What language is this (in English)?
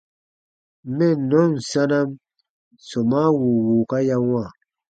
Baatonum